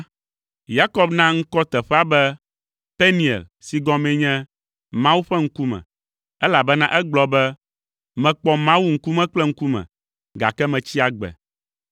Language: Ewe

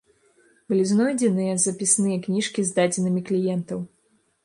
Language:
Belarusian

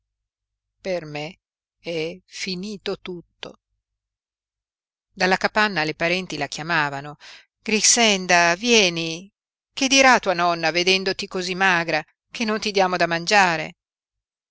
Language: Italian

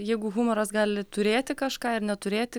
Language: Lithuanian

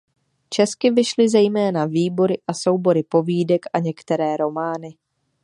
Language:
Czech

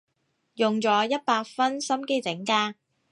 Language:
Cantonese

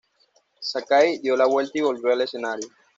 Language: Spanish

